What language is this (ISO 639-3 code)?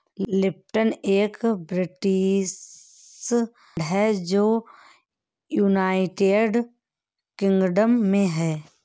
hin